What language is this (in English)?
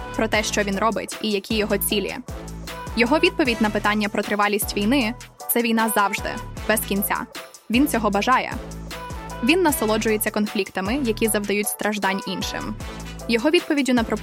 Ukrainian